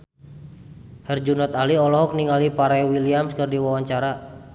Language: Sundanese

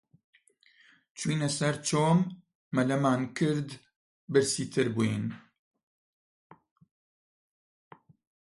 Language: Central Kurdish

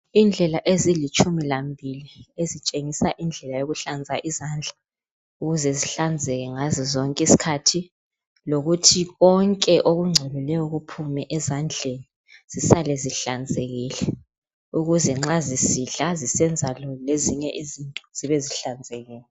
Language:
North Ndebele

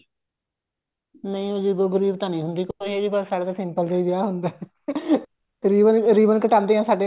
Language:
Punjabi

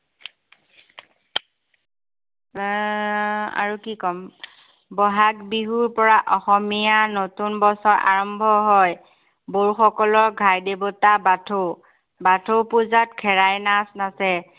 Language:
Assamese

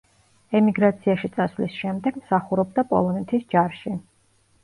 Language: Georgian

